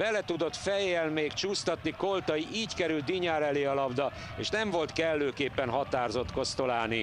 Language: Hungarian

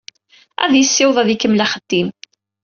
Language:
Kabyle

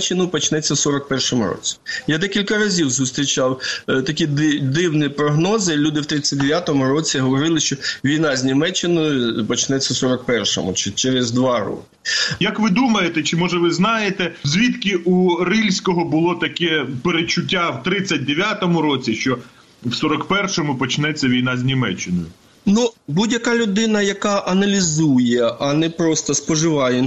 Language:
Ukrainian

